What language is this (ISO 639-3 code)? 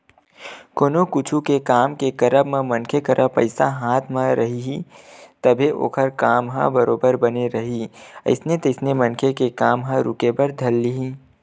hne